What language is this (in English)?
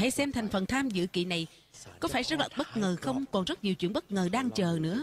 Vietnamese